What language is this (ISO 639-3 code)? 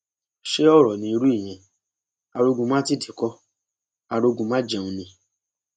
yor